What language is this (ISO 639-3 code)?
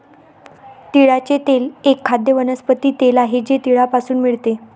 mar